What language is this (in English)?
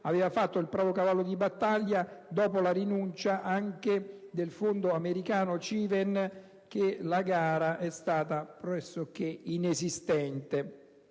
Italian